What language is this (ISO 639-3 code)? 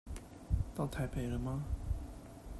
zho